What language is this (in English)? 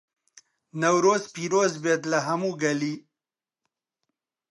Central Kurdish